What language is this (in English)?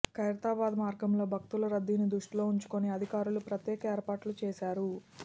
Telugu